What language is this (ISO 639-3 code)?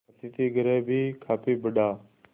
hin